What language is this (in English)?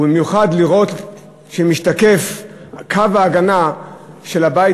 Hebrew